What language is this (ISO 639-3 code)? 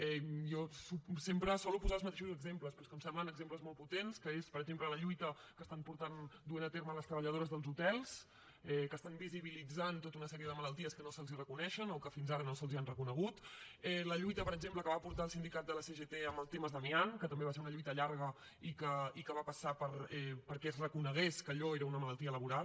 cat